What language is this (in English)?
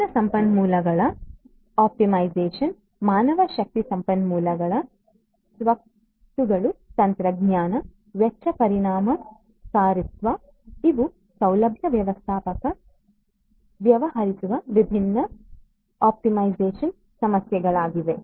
Kannada